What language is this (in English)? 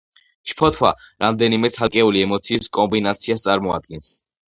Georgian